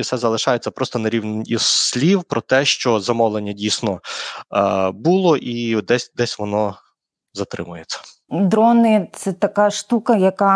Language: Ukrainian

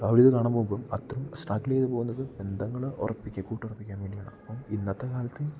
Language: Malayalam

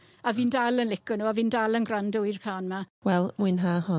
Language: Welsh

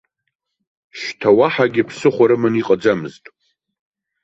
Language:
Abkhazian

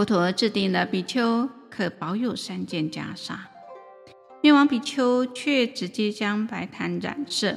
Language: Chinese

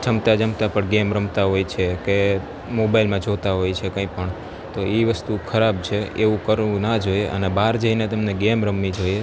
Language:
Gujarati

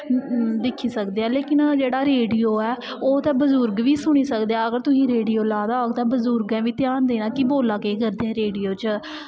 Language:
Dogri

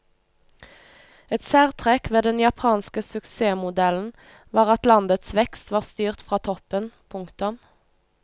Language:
Norwegian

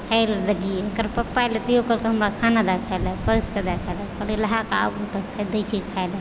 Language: Maithili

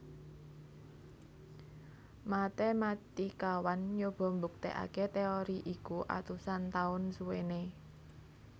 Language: Javanese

